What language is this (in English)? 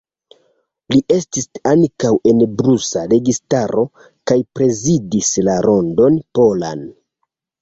Esperanto